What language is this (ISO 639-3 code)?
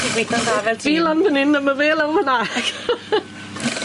cym